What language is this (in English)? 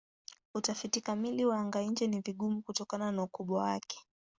Swahili